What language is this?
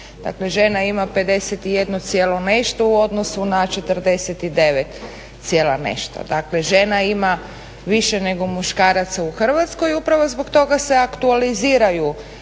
Croatian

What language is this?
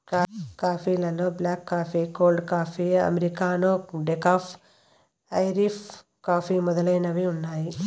Telugu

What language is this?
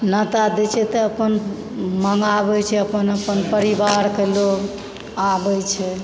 Maithili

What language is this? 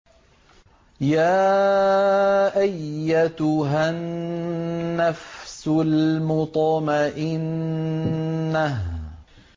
Arabic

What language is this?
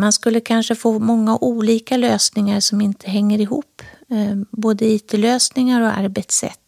Swedish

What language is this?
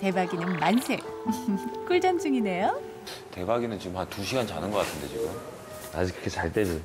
Korean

